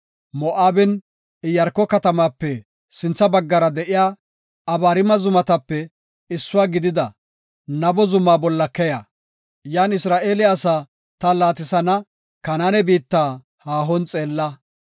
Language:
Gofa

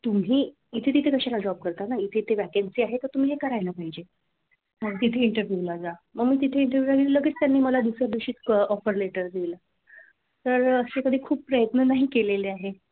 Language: Marathi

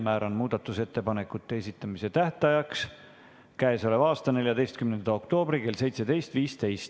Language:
Estonian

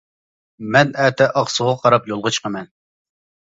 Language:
Uyghur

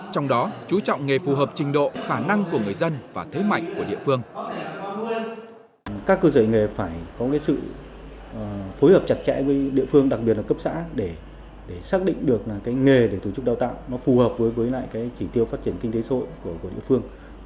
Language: Vietnamese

